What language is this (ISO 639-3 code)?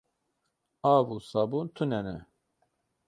kur